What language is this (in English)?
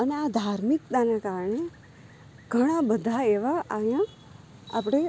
Gujarati